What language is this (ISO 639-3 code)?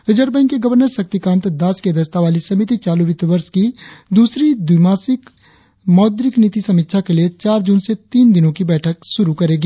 hin